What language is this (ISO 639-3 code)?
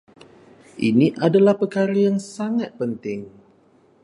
msa